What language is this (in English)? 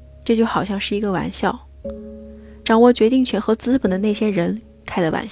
Chinese